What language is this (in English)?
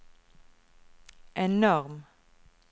Norwegian